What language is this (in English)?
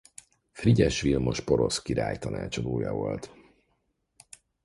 Hungarian